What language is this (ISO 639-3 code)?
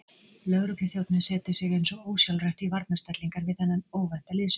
isl